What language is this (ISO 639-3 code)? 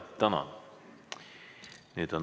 est